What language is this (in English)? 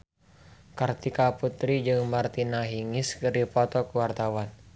Sundanese